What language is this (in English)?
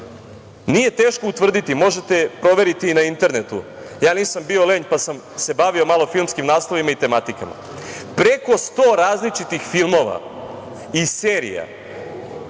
Serbian